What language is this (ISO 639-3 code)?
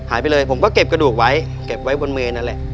tha